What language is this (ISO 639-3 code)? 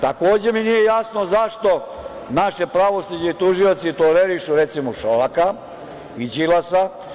srp